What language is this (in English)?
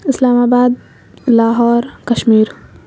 Urdu